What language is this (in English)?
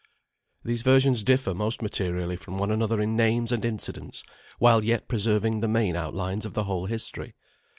English